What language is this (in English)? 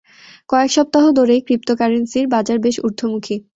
Bangla